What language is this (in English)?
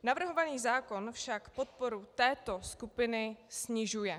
Czech